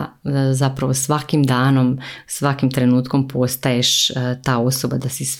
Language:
Croatian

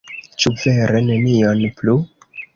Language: Esperanto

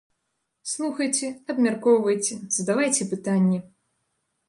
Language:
Belarusian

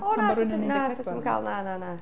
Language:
Welsh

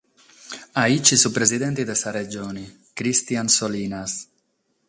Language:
Sardinian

